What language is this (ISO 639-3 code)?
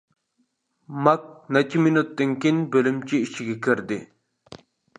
uig